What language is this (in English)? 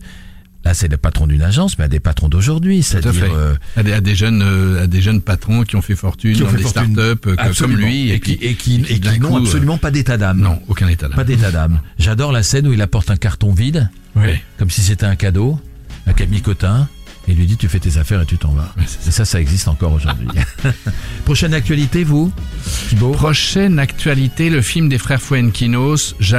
French